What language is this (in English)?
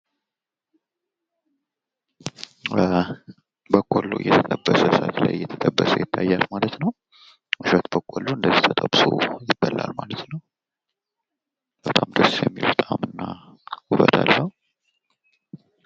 Amharic